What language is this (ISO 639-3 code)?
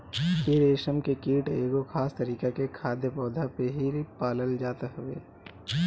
bho